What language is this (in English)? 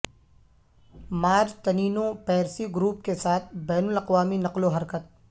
Urdu